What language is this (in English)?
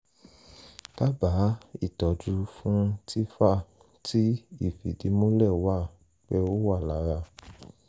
Yoruba